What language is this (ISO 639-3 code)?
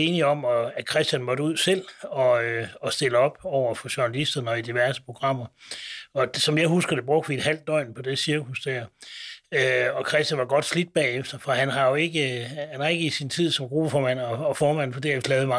dan